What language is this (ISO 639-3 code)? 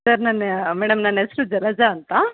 kan